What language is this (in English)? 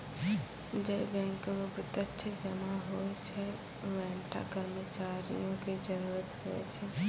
Maithili